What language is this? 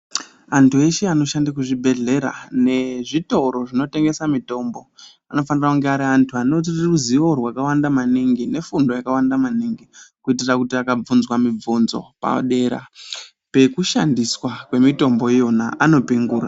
Ndau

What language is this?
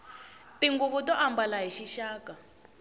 Tsonga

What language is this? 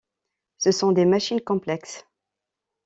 French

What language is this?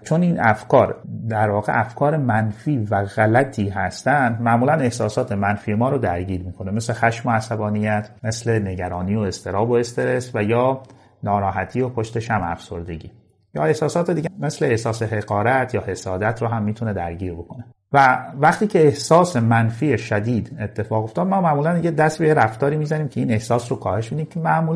Persian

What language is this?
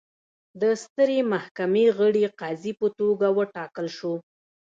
Pashto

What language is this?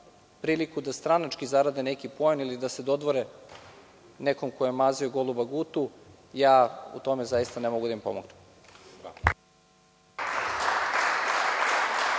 Serbian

